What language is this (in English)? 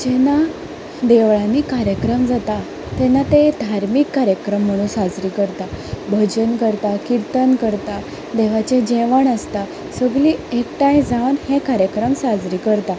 Konkani